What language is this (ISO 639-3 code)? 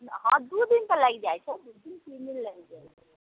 mai